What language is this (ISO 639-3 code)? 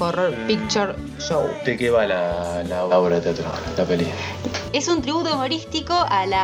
spa